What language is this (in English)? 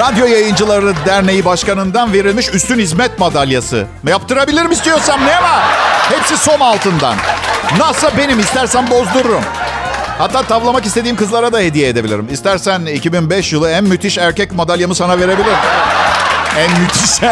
Turkish